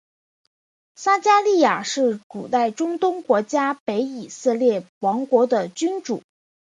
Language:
Chinese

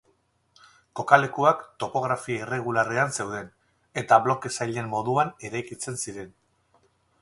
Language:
Basque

